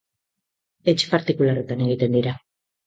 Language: Basque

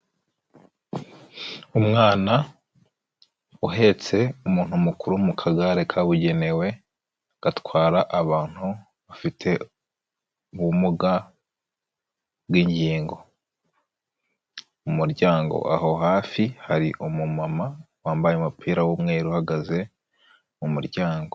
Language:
Kinyarwanda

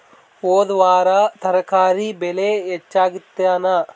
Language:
Kannada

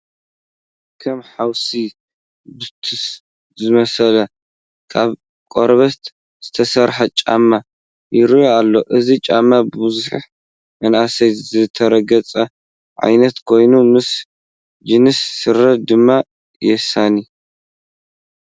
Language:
Tigrinya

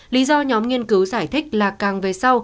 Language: Vietnamese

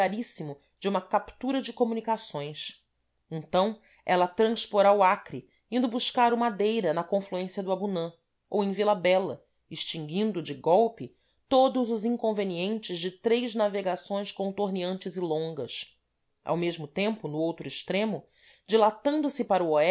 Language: Portuguese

